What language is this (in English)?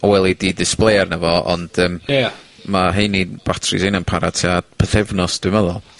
Welsh